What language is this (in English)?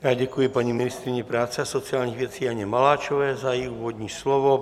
Czech